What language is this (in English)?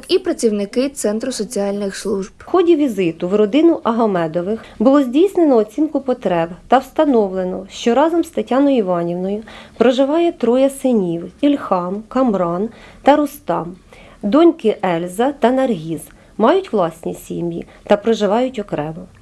Ukrainian